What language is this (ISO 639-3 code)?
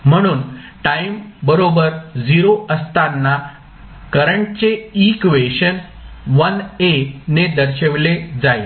mar